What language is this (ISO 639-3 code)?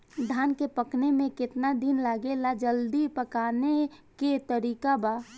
bho